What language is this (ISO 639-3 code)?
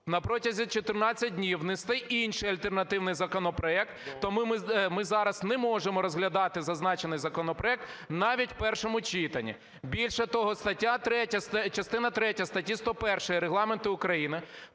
ukr